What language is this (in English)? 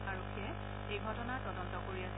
Assamese